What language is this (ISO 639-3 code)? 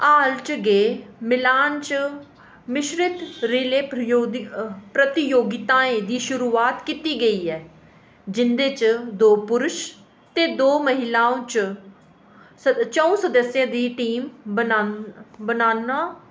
doi